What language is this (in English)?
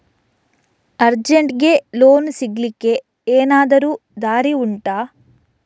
Kannada